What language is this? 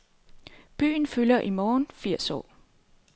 Danish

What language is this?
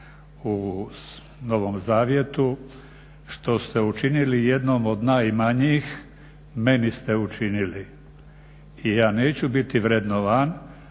Croatian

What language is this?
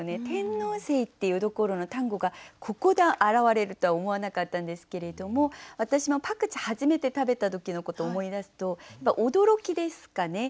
Japanese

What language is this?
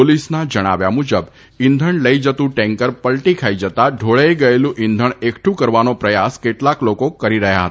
Gujarati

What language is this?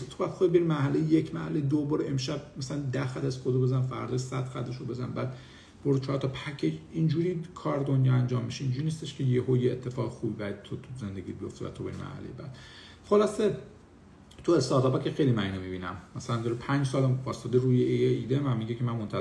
Persian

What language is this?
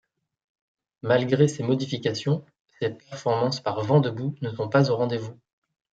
French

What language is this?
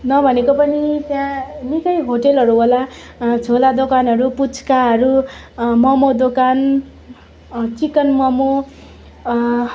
Nepali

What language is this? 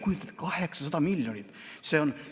Estonian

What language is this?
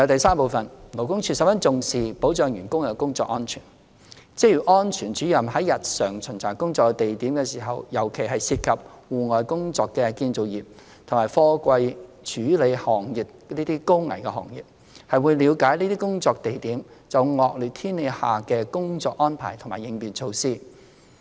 Cantonese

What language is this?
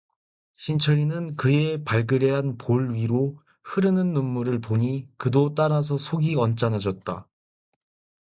Korean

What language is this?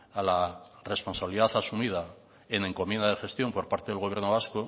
Spanish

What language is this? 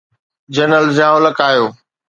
Sindhi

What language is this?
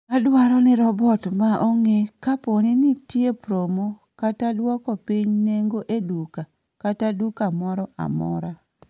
Luo (Kenya and Tanzania)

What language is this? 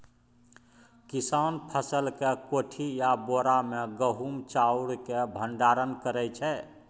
Maithili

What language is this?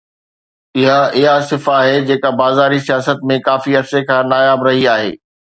Sindhi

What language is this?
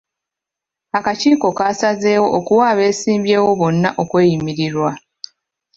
Ganda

